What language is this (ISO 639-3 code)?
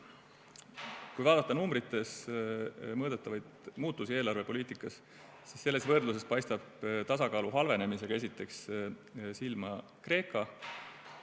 est